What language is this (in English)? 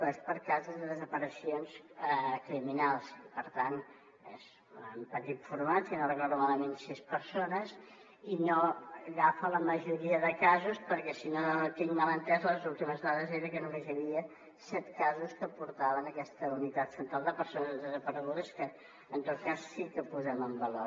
Catalan